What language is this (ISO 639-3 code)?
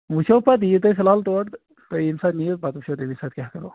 kas